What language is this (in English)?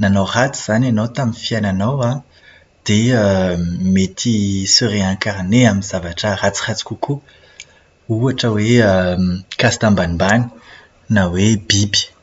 Malagasy